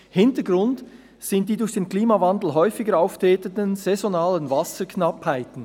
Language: Swiss German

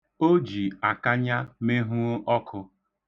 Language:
Igbo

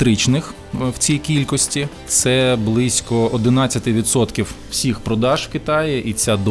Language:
Ukrainian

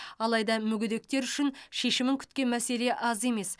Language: Kazakh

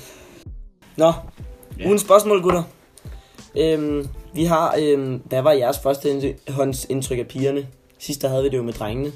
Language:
Danish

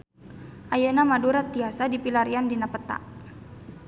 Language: Sundanese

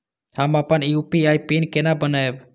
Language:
Maithili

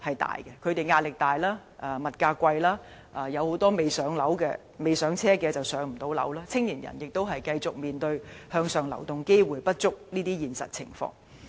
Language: Cantonese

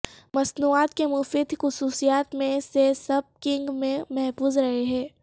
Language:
Urdu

